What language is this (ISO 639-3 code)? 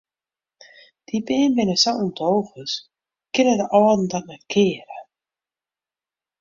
fry